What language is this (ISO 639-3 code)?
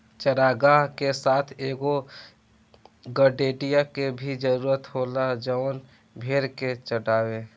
bho